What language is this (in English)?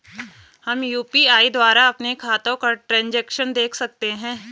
Hindi